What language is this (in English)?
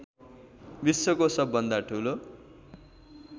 Nepali